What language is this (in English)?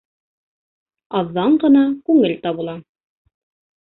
Bashkir